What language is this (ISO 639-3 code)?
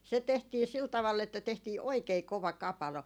fin